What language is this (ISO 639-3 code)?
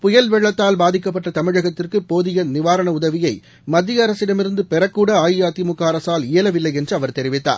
tam